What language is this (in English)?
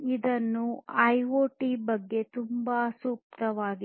Kannada